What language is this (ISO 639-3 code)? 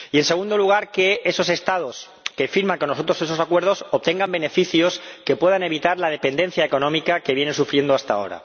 spa